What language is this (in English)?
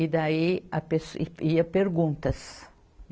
Portuguese